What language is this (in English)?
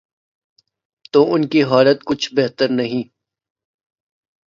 Urdu